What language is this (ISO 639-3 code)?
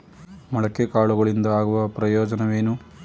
kan